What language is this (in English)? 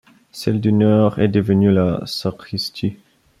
French